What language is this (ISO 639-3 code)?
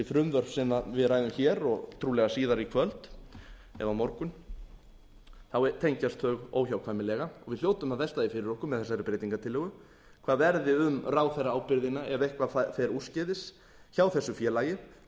isl